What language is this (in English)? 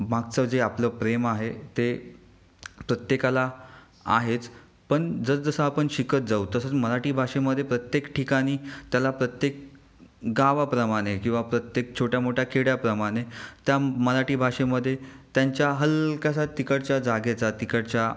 Marathi